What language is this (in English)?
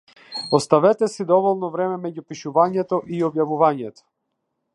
Macedonian